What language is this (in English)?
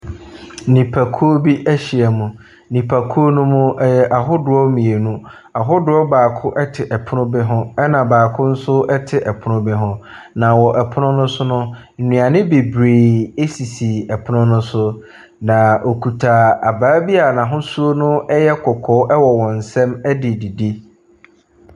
Akan